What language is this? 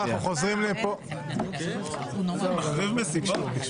Hebrew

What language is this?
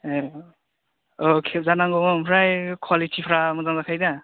Bodo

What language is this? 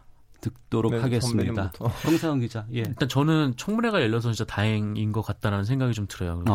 Korean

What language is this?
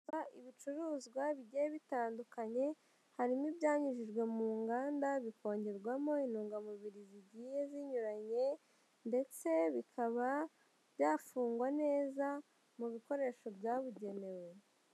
Kinyarwanda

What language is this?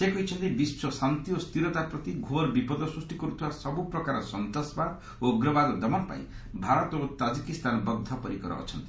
Odia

